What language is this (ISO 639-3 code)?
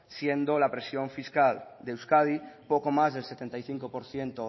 spa